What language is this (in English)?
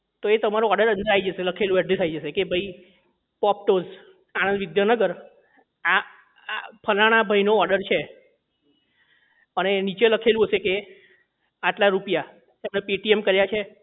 Gujarati